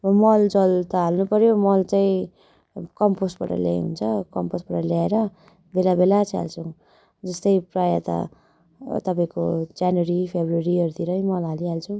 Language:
Nepali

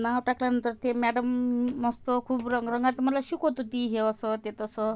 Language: Marathi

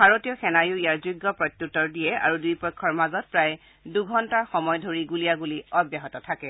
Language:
Assamese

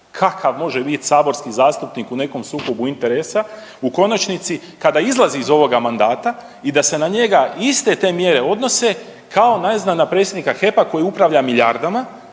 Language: Croatian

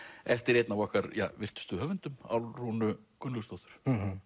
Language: Icelandic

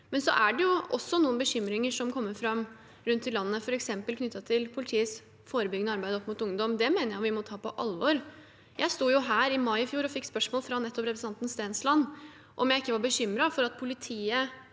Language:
Norwegian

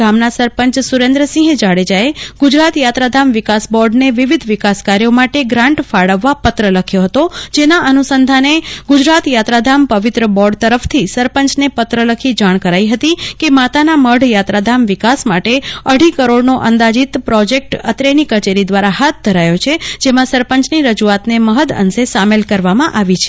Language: Gujarati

